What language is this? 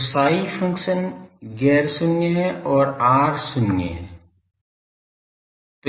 Hindi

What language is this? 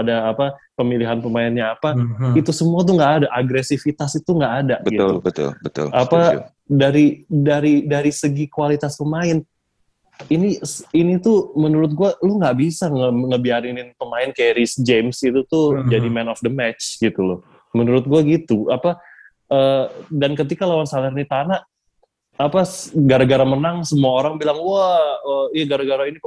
Indonesian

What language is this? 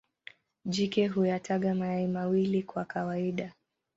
Swahili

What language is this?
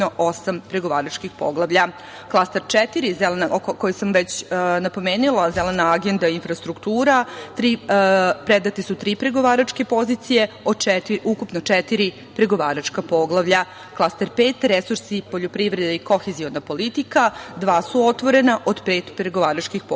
Serbian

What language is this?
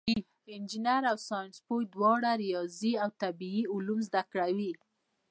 Pashto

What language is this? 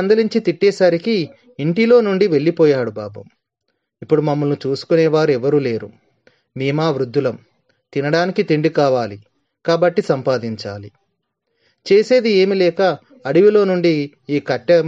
Telugu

